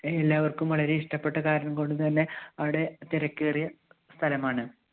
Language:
Malayalam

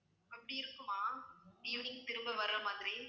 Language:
Tamil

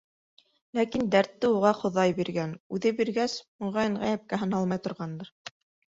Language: Bashkir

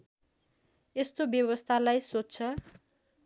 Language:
Nepali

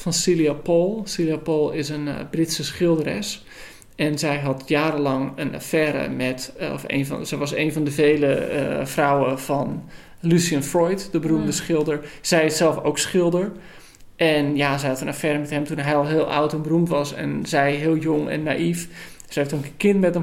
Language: Dutch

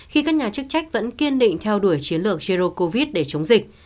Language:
Vietnamese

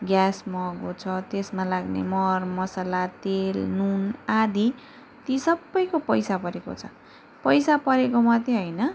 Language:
Nepali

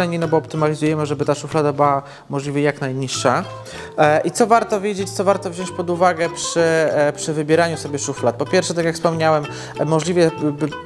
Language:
Polish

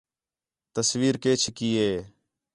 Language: Khetrani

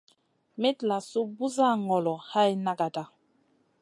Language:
Masana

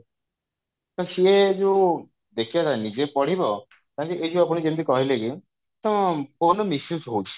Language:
Odia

